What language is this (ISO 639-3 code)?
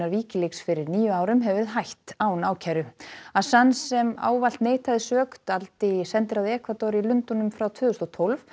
isl